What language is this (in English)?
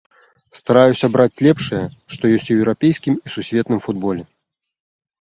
Belarusian